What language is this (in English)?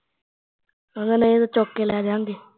Punjabi